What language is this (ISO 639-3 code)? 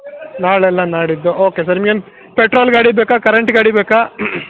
kan